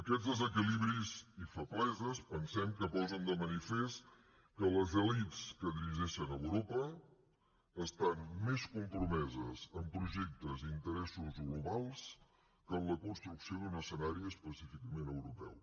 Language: Catalan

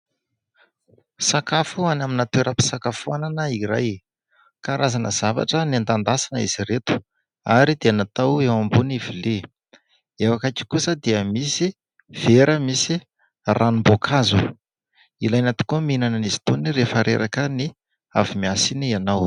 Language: Malagasy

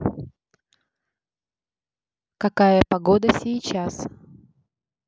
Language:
Russian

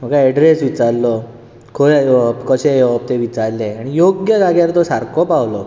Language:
Konkani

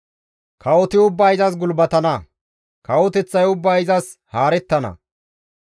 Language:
Gamo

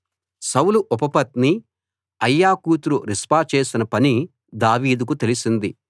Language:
Telugu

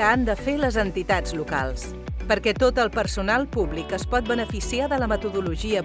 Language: Catalan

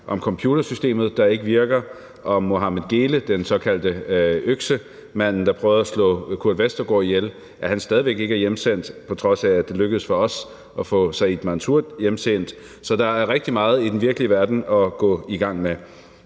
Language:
Danish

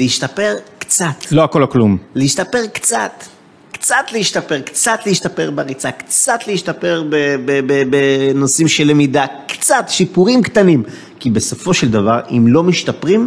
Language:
Hebrew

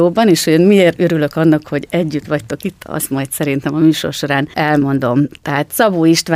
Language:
Hungarian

